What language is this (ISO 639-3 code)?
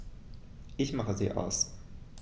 deu